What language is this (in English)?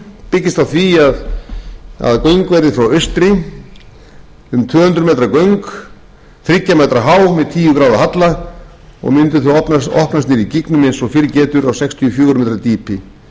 Icelandic